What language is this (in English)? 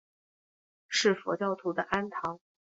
Chinese